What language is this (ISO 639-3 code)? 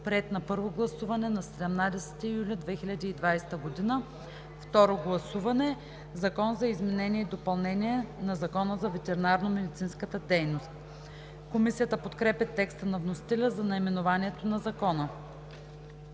bul